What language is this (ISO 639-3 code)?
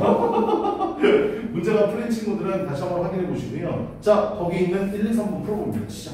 kor